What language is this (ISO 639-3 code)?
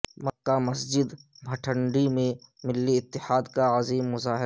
urd